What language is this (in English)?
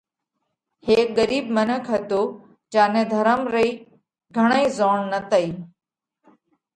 Parkari Koli